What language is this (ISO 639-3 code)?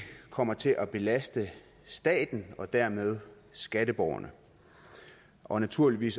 dan